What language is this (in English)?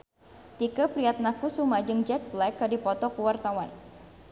Sundanese